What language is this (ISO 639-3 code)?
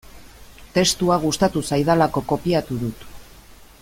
eus